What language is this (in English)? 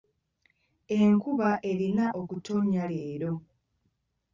Ganda